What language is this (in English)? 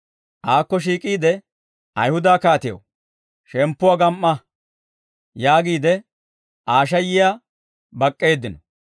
Dawro